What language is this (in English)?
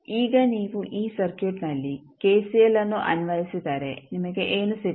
Kannada